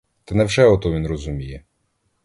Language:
Ukrainian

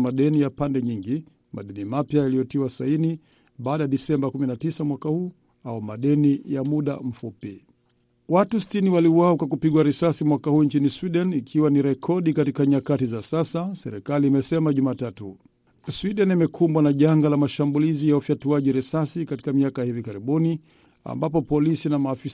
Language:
Swahili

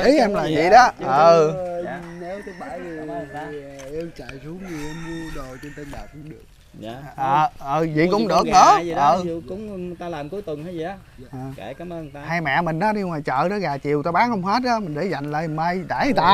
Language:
Vietnamese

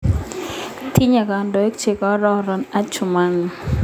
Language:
Kalenjin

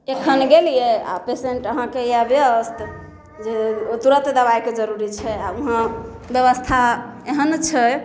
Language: Maithili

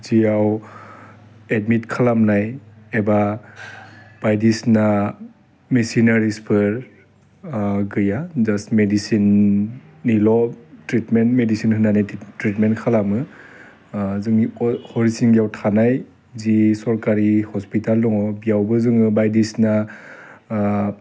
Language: Bodo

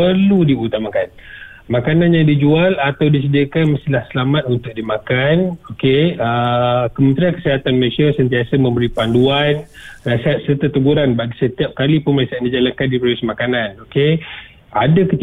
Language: Malay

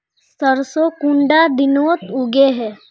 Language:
Magahi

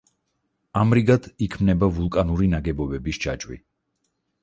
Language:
Georgian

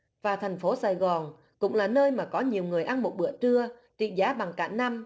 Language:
Vietnamese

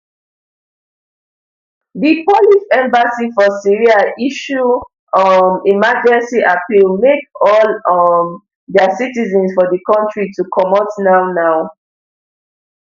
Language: Nigerian Pidgin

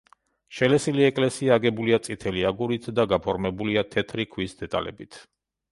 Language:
Georgian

